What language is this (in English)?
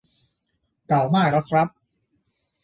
Thai